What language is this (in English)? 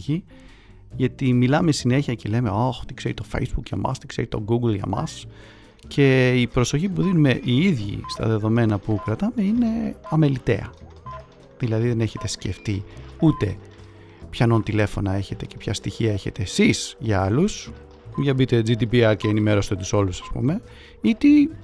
Greek